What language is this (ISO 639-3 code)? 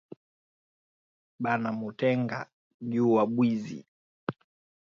swa